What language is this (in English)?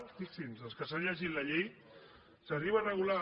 Catalan